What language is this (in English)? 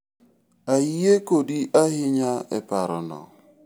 Luo (Kenya and Tanzania)